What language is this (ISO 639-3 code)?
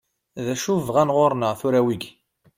kab